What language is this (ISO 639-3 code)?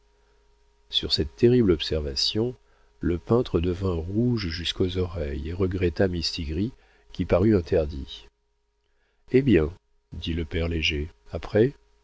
fra